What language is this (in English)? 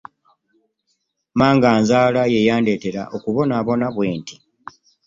Ganda